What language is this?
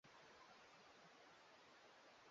Swahili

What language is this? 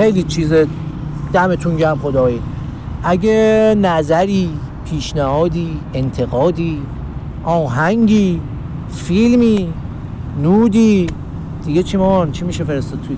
Persian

